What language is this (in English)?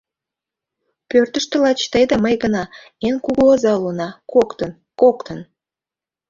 Mari